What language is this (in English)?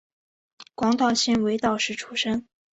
Chinese